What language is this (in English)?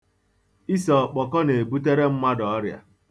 Igbo